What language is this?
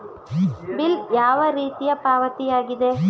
Kannada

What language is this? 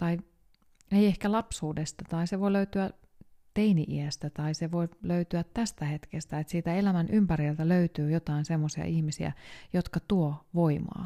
Finnish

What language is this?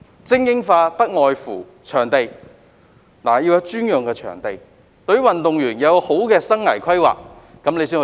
Cantonese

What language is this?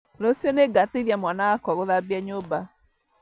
Kikuyu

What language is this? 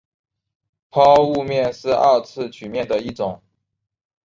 Chinese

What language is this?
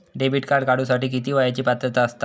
Marathi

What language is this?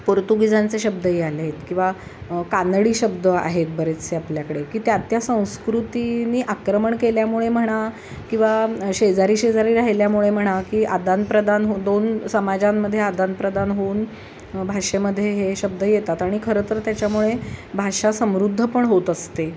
Marathi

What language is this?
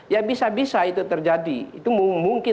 Indonesian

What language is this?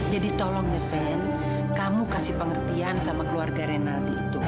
Indonesian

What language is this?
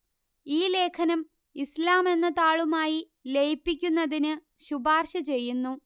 Malayalam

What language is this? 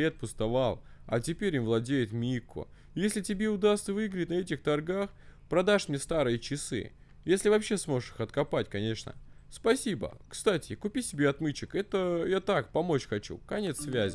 Russian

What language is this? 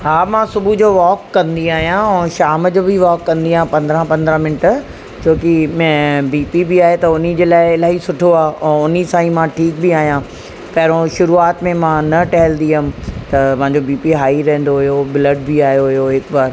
Sindhi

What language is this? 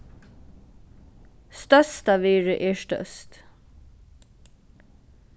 Faroese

